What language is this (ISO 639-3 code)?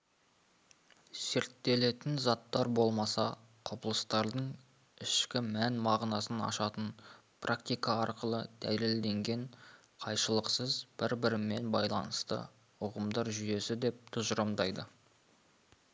kaz